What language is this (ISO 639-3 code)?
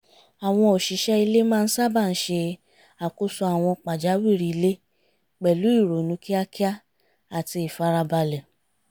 yor